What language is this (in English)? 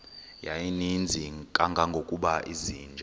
Xhosa